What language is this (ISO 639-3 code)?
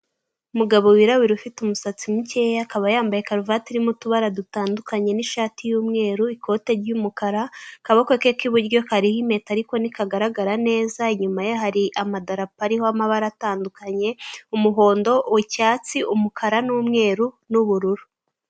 kin